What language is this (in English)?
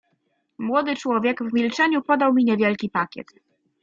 Polish